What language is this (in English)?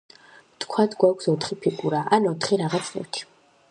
Georgian